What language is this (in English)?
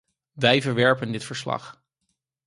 Dutch